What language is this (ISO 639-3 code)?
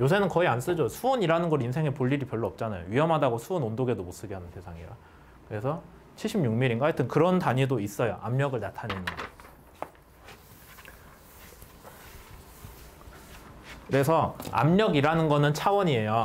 kor